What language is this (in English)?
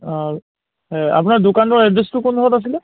Assamese